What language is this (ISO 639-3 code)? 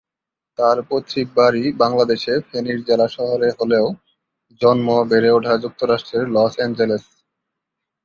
ben